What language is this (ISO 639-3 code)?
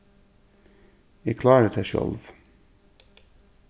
fao